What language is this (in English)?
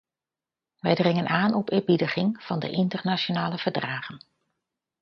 Dutch